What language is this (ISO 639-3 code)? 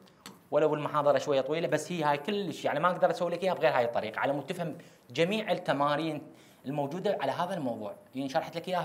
ara